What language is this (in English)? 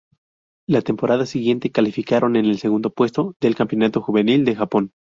Spanish